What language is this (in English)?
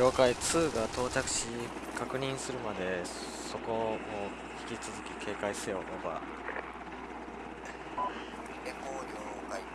Japanese